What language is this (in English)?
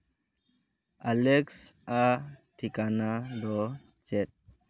Santali